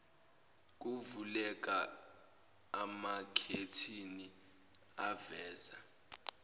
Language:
Zulu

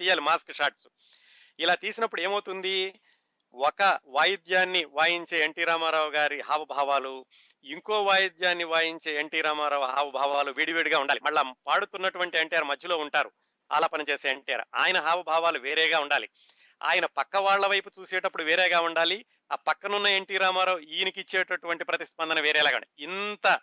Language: Telugu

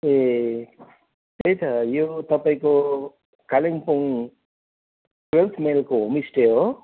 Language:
Nepali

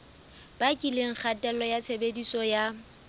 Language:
Southern Sotho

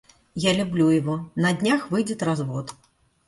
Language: Russian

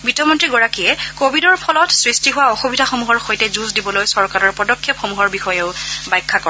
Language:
Assamese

